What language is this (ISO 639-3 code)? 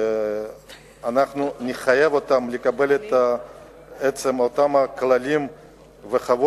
heb